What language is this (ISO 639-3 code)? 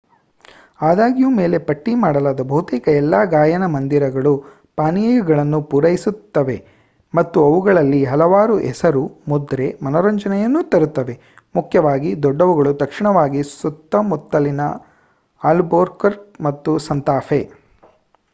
kan